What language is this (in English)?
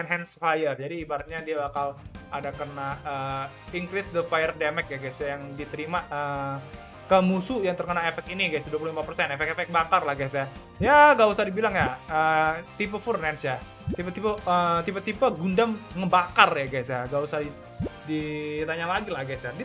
Indonesian